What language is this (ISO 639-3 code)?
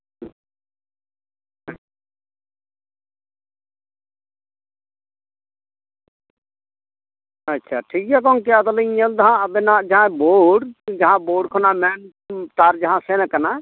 sat